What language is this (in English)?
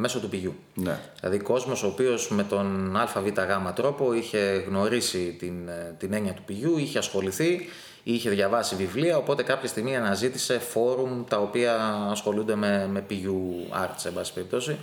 Greek